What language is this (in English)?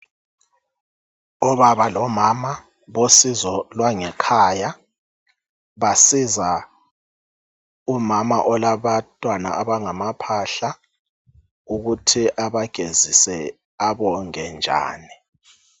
North Ndebele